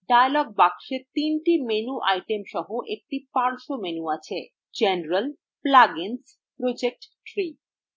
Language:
Bangla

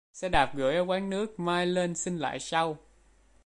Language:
Vietnamese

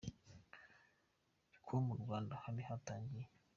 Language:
Kinyarwanda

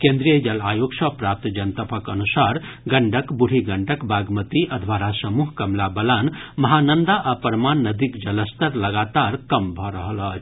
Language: Maithili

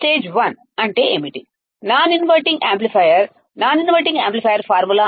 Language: Telugu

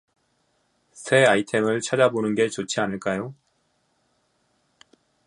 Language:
Korean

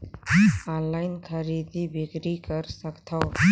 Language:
Chhattisgarhi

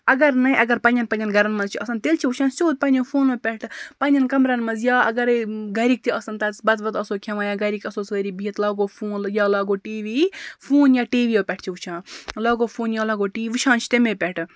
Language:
Kashmiri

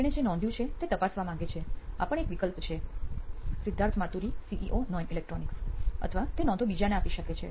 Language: Gujarati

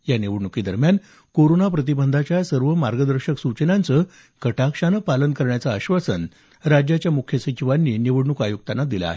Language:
Marathi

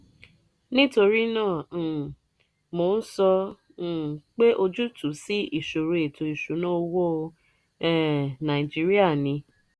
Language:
Yoruba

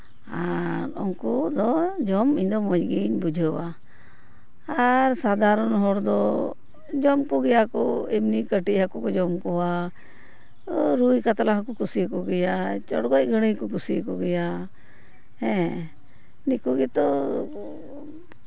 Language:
Santali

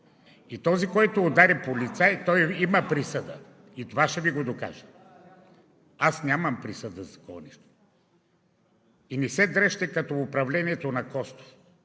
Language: Bulgarian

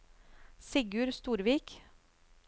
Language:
Norwegian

